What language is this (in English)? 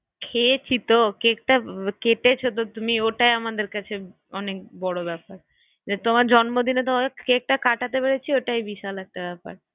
Bangla